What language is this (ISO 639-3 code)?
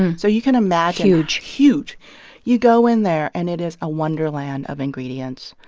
eng